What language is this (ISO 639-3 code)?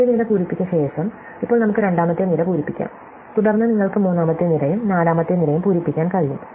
mal